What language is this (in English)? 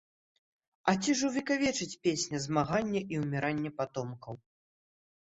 Belarusian